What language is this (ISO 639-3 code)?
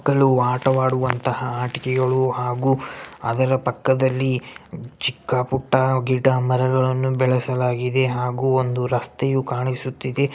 kan